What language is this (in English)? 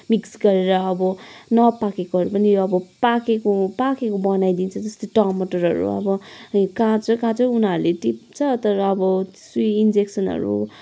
Nepali